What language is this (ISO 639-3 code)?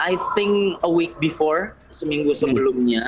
ind